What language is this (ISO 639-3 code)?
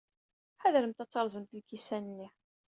kab